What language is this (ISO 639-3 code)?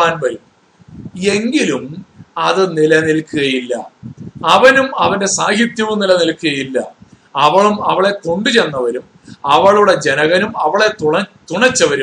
mal